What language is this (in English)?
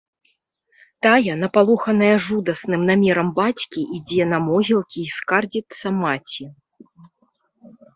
Belarusian